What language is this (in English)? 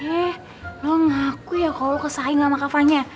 Indonesian